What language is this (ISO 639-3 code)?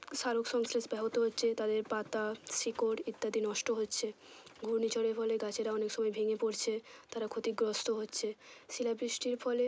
ben